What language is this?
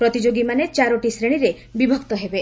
Odia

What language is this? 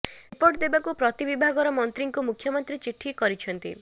Odia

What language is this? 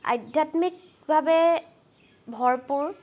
Assamese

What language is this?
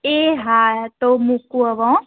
Gujarati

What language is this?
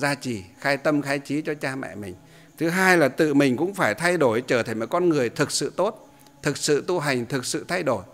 Vietnamese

